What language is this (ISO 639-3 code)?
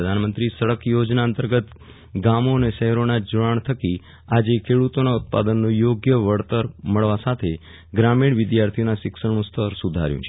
guj